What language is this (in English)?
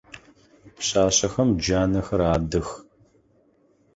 Adyghe